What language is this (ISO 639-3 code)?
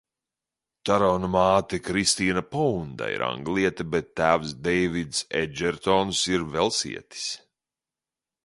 lav